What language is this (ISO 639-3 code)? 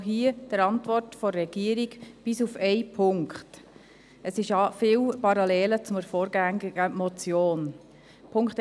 gsw